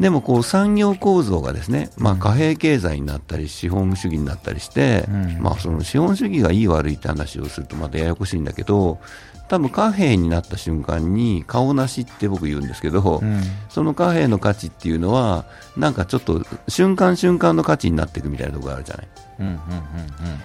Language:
Japanese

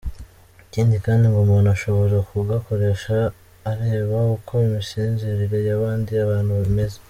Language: Kinyarwanda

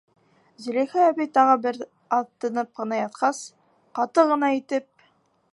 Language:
Bashkir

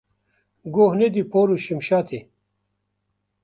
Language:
Kurdish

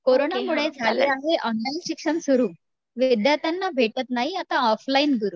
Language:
Marathi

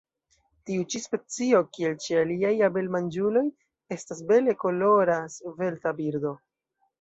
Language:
Esperanto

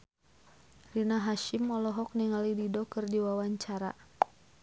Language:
Sundanese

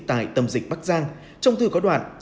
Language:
Vietnamese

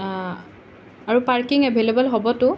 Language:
Assamese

